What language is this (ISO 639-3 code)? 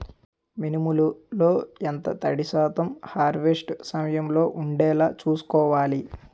tel